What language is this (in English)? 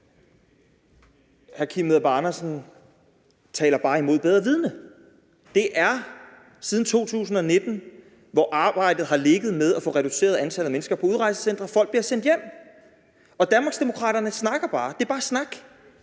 Danish